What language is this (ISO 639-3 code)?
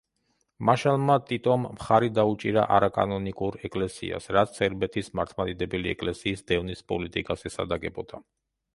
kat